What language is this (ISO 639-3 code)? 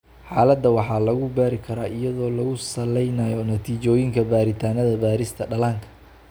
som